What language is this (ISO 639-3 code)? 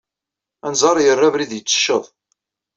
kab